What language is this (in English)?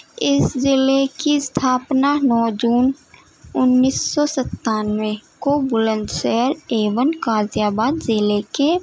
Urdu